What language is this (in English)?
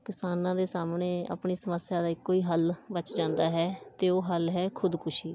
Punjabi